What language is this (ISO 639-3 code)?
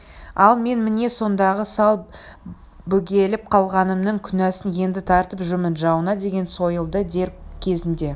kaz